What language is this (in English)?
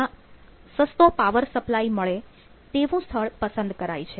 Gujarati